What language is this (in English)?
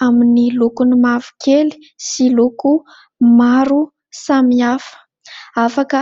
Malagasy